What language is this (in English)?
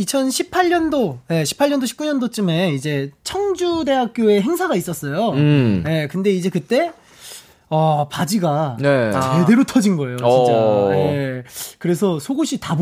Korean